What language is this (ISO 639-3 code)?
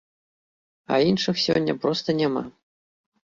bel